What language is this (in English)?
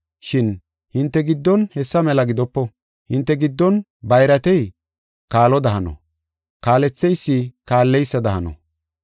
Gofa